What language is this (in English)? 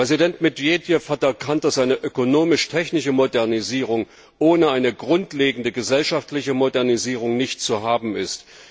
German